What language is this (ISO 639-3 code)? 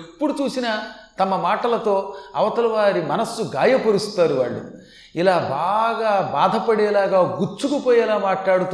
tel